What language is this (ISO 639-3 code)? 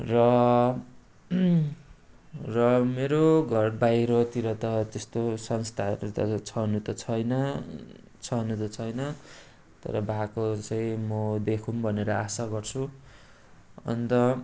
nep